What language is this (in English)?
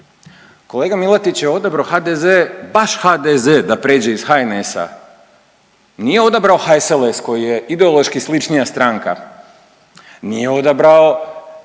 Croatian